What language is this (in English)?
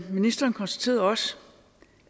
Danish